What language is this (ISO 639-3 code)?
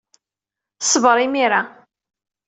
kab